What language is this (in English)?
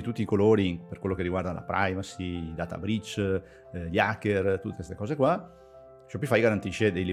Italian